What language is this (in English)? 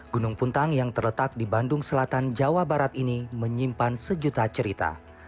Indonesian